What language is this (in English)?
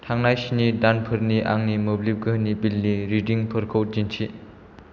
Bodo